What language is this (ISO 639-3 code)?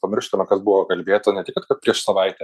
lit